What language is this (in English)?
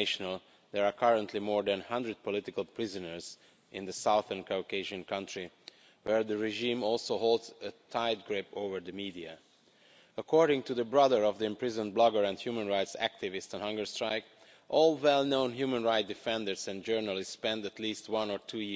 English